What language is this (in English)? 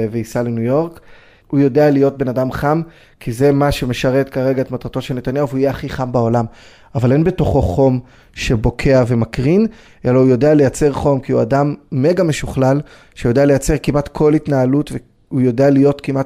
Hebrew